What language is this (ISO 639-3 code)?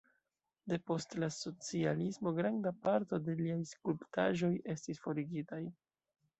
epo